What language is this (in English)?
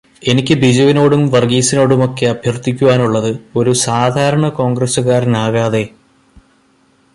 Malayalam